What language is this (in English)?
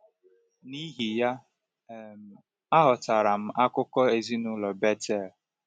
Igbo